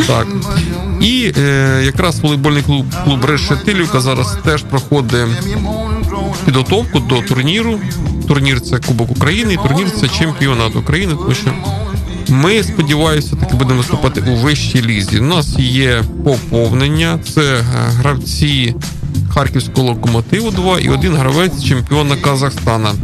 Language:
Ukrainian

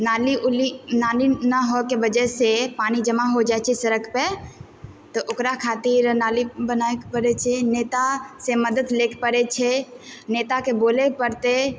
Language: Maithili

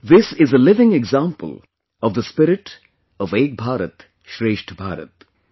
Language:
English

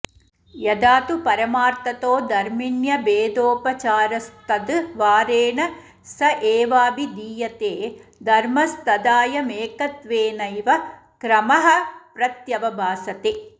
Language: Sanskrit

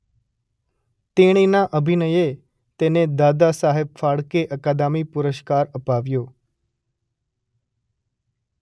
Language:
Gujarati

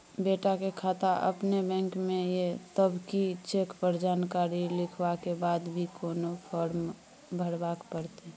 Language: Maithili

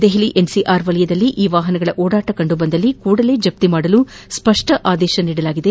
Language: Kannada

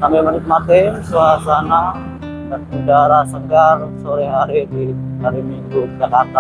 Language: Indonesian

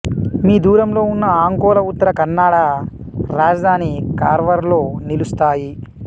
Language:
Telugu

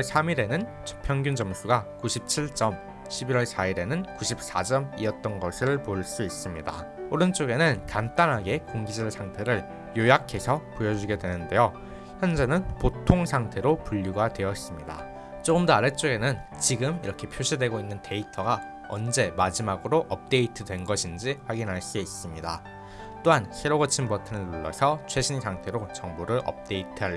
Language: Korean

